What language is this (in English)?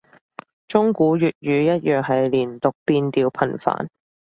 Cantonese